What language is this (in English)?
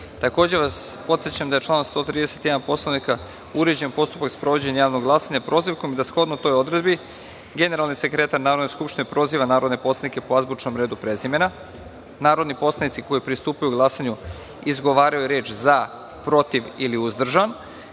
Serbian